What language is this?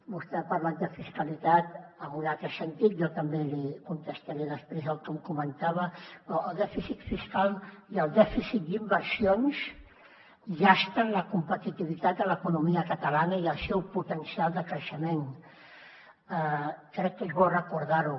Catalan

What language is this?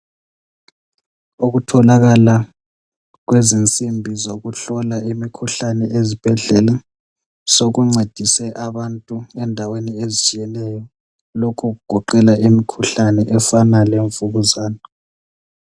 North Ndebele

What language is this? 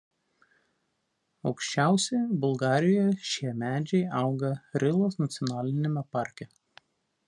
Lithuanian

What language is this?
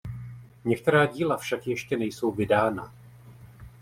Czech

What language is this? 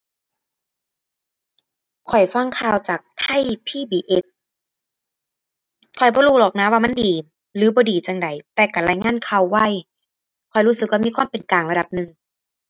Thai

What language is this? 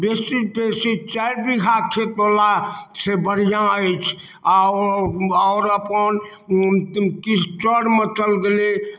Maithili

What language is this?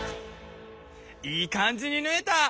Japanese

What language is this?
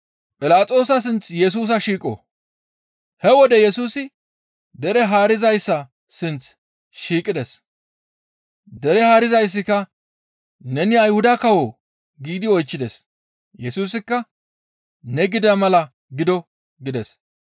Gamo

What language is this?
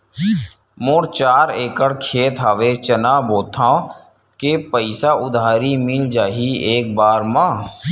Chhattisgarhi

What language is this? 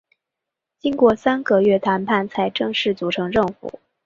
Chinese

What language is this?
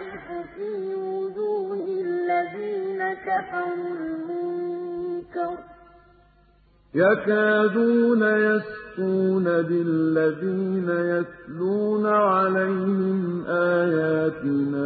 Arabic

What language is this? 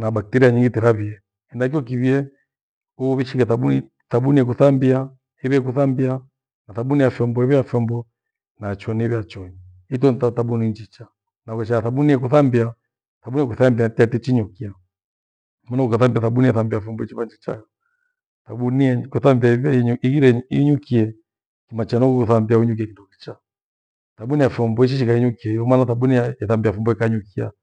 Gweno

